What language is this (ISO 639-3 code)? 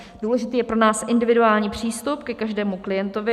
ces